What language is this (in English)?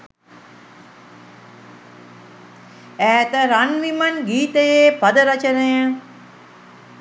Sinhala